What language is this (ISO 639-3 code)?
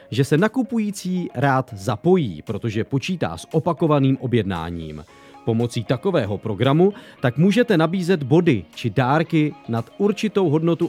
ces